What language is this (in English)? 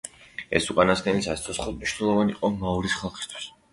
Georgian